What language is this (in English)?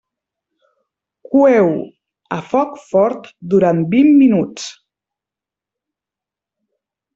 Catalan